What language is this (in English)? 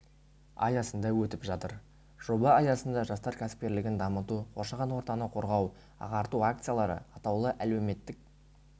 Kazakh